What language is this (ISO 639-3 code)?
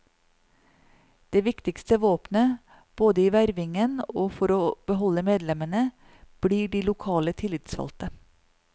nor